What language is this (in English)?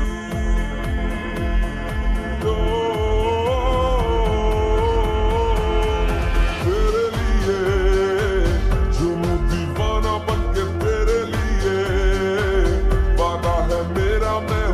Romanian